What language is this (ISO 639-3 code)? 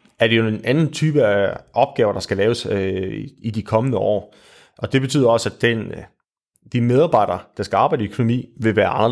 dan